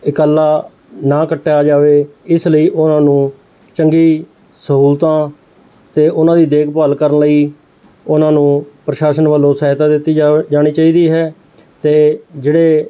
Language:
Punjabi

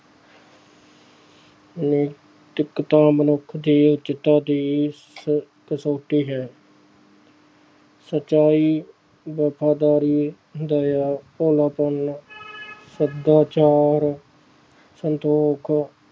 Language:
Punjabi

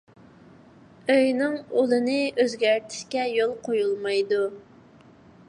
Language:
Uyghur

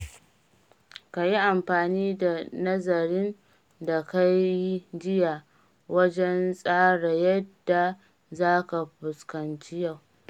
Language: Hausa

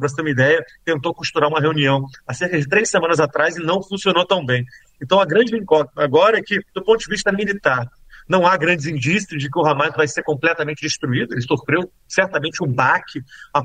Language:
Portuguese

